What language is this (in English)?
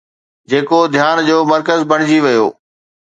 Sindhi